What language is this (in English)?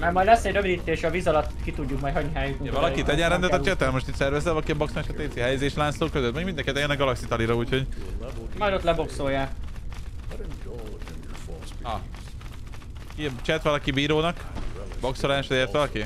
Hungarian